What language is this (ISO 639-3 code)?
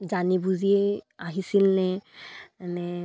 asm